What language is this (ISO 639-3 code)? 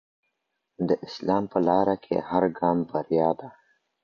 pus